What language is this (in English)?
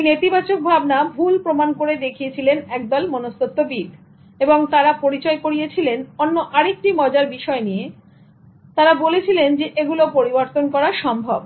Bangla